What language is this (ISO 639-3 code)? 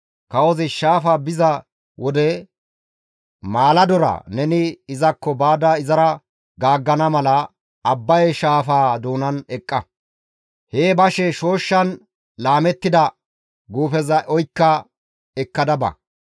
gmv